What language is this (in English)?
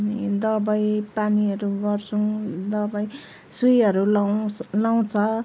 Nepali